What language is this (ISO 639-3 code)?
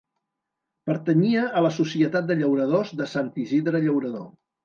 cat